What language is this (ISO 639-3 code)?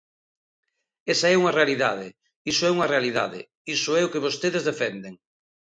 glg